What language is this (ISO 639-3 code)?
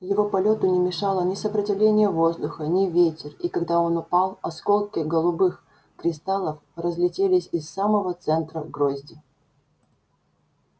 rus